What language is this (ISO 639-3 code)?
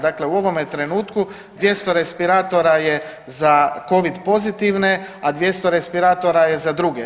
hrv